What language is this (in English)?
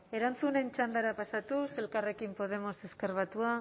Basque